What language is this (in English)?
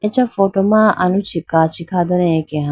Idu-Mishmi